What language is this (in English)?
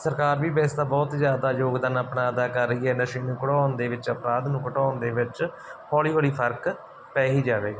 Punjabi